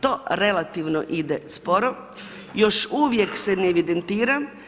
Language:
Croatian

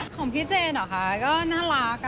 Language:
Thai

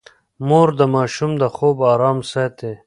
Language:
Pashto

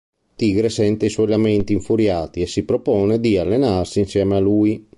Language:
Italian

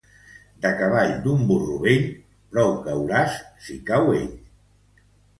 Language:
Catalan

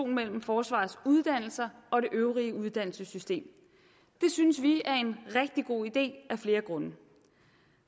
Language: Danish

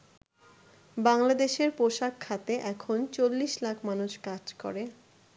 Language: Bangla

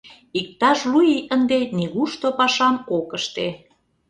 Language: Mari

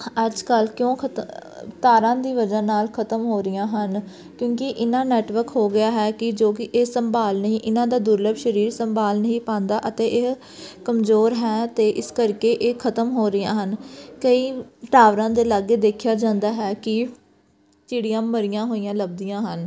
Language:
Punjabi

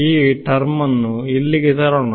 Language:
Kannada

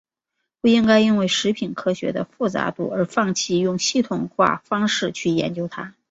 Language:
Chinese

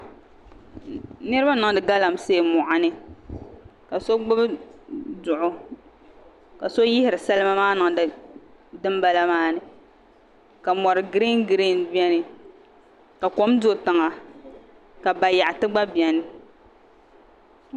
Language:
Dagbani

